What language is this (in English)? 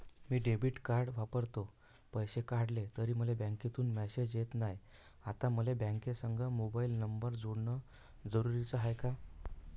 Marathi